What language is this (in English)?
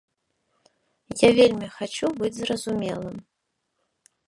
Belarusian